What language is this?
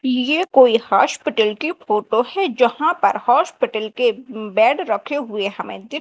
Hindi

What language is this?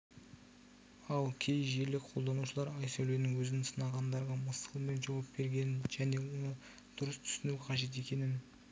Kazakh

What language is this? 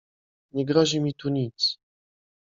Polish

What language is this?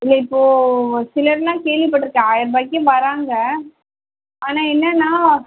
Tamil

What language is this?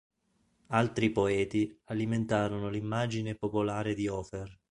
Italian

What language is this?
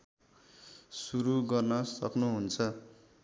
Nepali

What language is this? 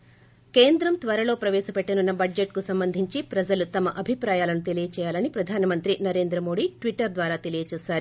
Telugu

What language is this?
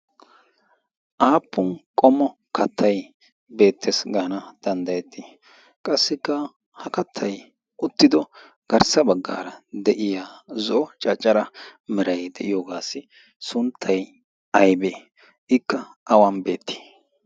Wolaytta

